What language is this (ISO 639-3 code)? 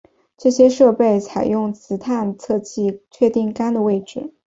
zho